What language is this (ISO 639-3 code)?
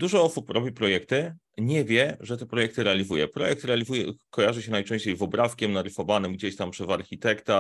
pol